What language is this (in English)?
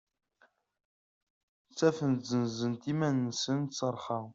Kabyle